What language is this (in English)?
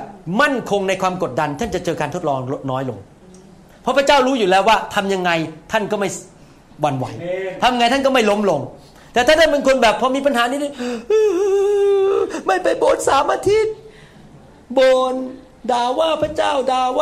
Thai